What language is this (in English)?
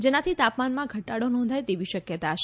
Gujarati